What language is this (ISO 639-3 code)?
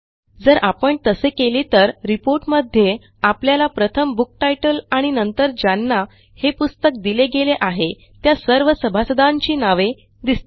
mar